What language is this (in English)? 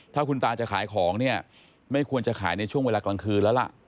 Thai